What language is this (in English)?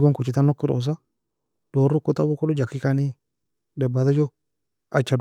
Nobiin